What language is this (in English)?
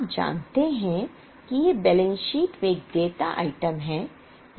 Hindi